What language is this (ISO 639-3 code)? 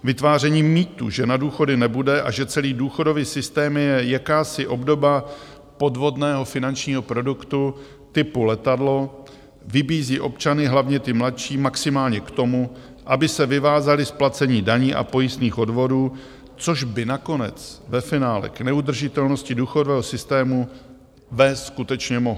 ces